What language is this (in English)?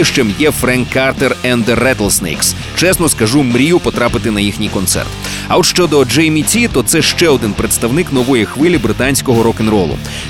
Ukrainian